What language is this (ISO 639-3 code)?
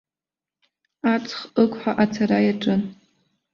abk